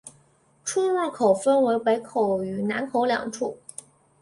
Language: Chinese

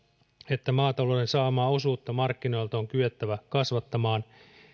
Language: Finnish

